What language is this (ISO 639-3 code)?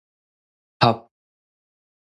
nan